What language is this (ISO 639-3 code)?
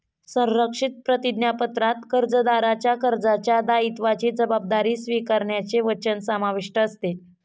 mar